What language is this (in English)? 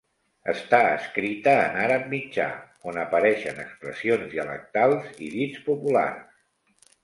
Catalan